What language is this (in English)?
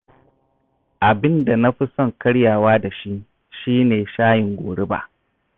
Hausa